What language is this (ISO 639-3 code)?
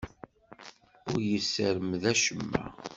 kab